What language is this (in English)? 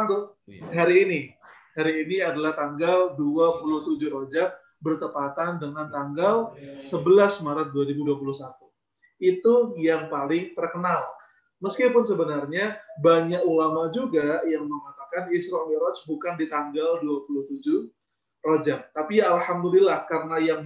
Indonesian